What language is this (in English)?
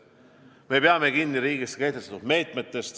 Estonian